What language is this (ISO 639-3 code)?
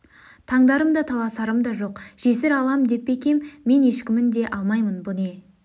kaz